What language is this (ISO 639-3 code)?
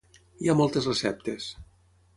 cat